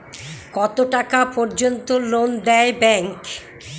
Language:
Bangla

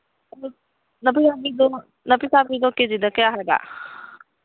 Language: Manipuri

